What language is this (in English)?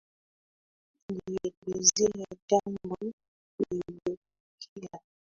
Swahili